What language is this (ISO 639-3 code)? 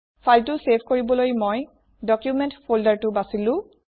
asm